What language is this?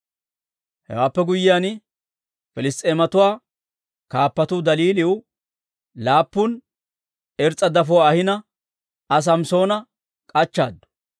Dawro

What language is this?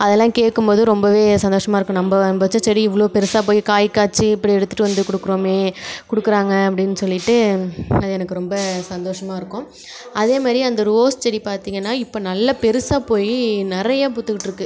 Tamil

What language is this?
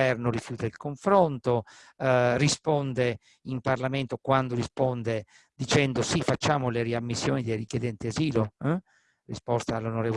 Italian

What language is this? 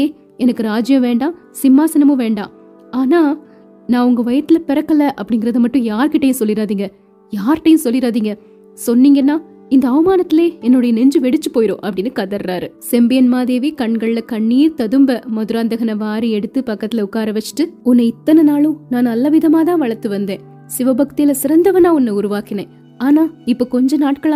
Tamil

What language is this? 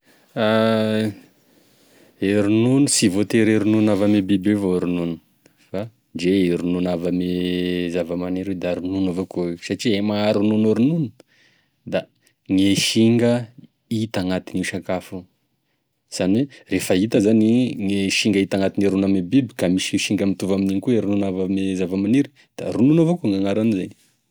Tesaka Malagasy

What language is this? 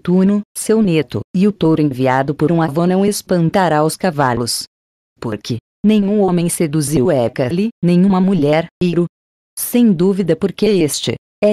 Portuguese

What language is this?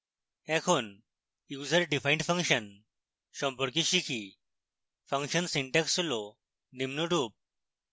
Bangla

